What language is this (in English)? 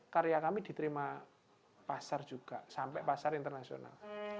Indonesian